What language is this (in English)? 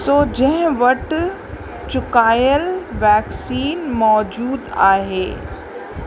Sindhi